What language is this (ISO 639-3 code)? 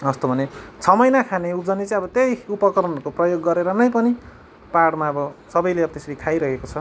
nep